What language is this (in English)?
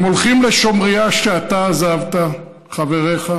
Hebrew